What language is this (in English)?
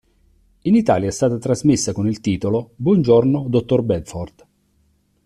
Italian